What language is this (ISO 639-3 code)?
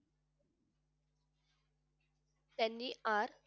mar